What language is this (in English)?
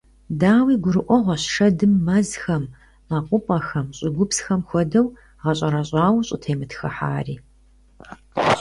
Kabardian